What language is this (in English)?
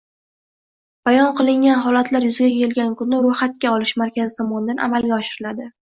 Uzbek